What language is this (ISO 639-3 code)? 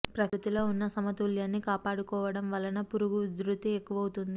tel